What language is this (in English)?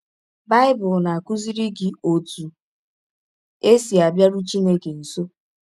Igbo